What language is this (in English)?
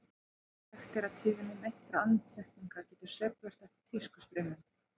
Icelandic